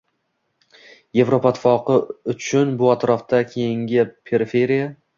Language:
Uzbek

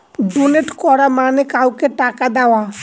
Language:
Bangla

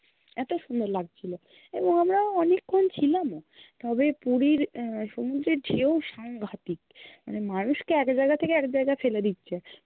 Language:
Bangla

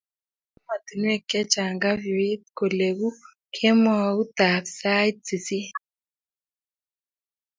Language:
Kalenjin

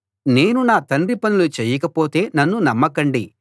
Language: Telugu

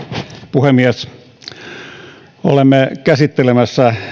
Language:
Finnish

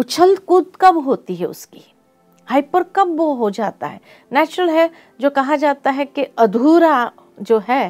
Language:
Hindi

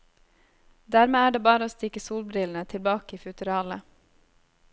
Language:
Norwegian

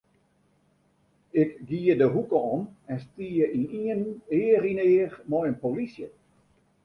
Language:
Western Frisian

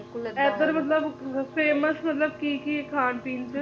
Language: Punjabi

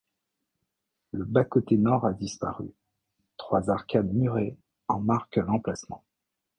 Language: French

